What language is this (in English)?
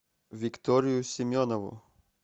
Russian